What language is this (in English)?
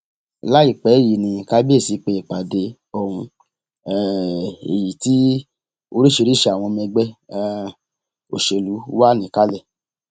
Yoruba